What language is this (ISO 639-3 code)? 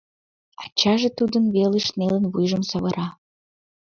chm